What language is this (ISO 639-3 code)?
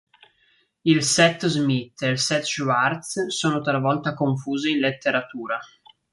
ita